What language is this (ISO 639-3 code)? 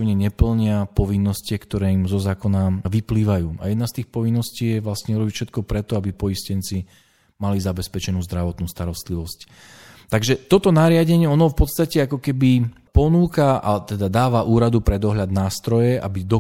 slk